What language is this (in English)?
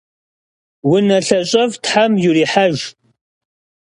Kabardian